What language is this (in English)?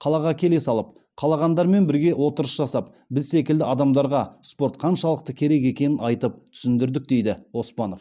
Kazakh